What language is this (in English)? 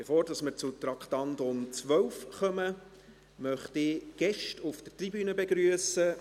Swiss German